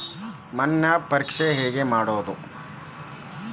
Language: Kannada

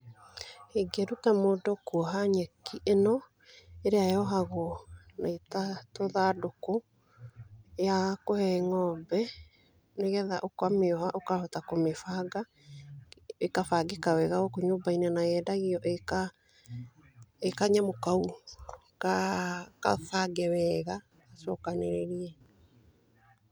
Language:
Kikuyu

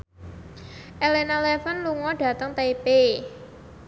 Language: Javanese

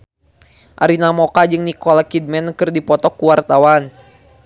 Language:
Sundanese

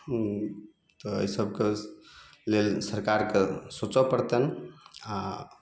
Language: Maithili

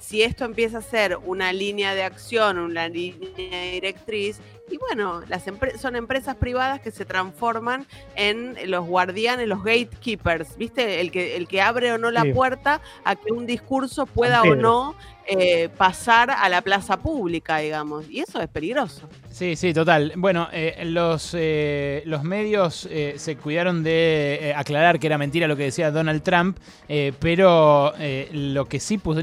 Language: Spanish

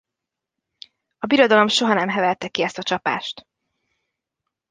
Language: Hungarian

